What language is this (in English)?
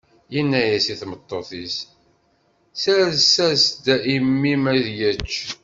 Kabyle